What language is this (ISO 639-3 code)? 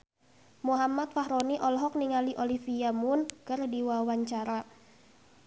sun